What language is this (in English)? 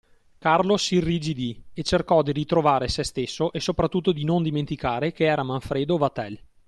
Italian